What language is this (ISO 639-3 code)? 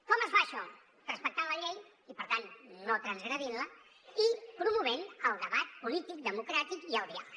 cat